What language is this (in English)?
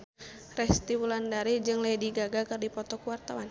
Sundanese